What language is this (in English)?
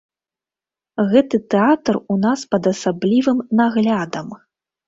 Belarusian